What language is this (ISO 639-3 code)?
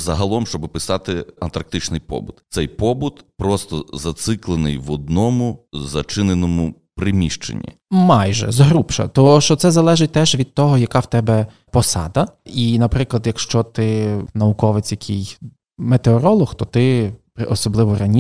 ukr